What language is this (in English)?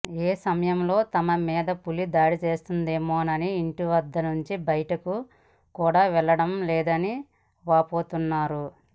Telugu